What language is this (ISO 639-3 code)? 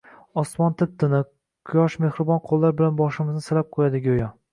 uzb